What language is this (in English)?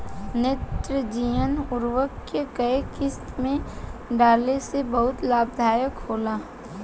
Bhojpuri